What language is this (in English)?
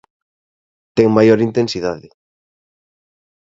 Galician